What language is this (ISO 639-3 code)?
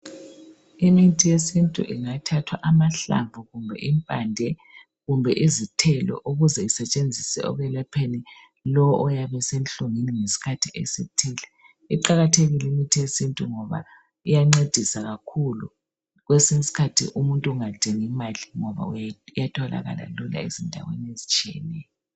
nde